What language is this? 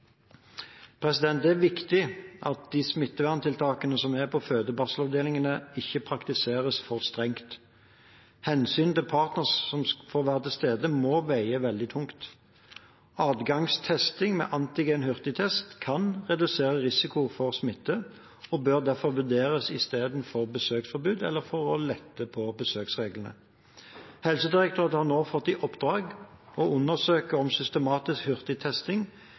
Norwegian Bokmål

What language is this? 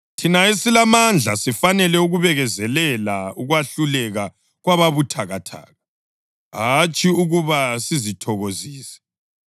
North Ndebele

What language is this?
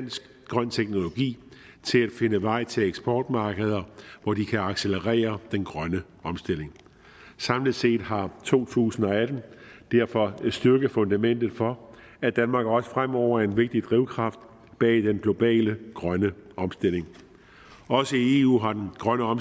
Danish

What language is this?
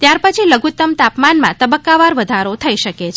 Gujarati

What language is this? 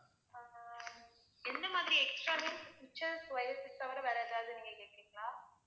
Tamil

